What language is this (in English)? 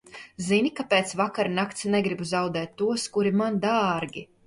Latvian